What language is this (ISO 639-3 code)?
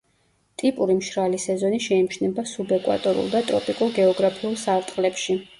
kat